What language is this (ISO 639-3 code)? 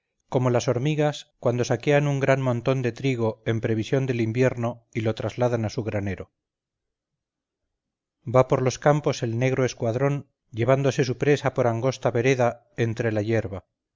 spa